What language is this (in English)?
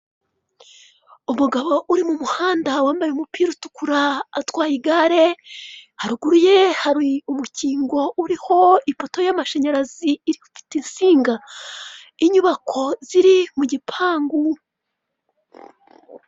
Kinyarwanda